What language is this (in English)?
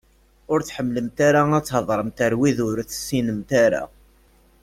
Kabyle